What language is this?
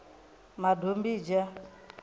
Venda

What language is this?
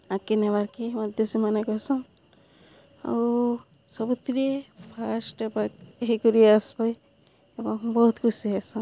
Odia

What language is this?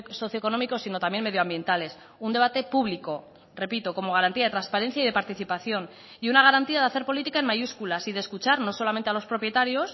Spanish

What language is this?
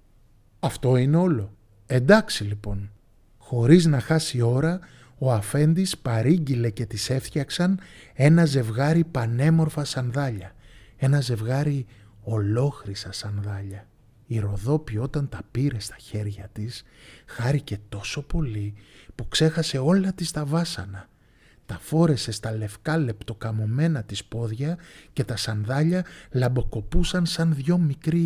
Greek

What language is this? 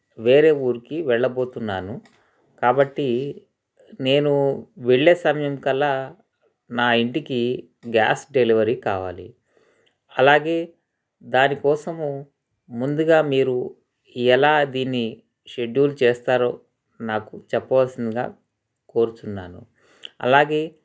Telugu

